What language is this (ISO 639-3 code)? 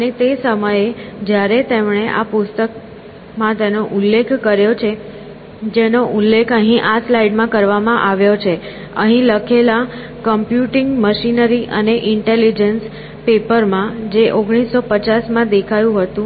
guj